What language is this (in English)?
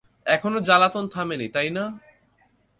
Bangla